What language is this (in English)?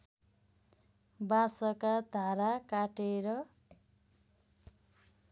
Nepali